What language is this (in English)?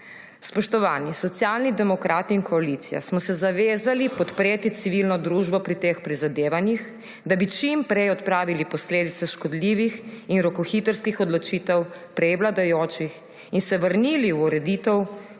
Slovenian